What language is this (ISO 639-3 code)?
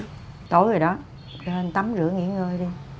vie